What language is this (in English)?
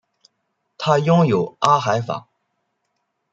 Chinese